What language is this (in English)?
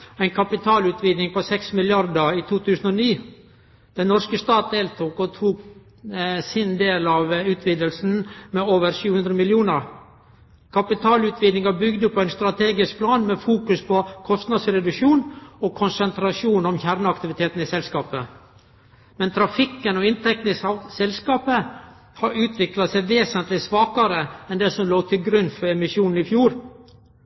Norwegian Nynorsk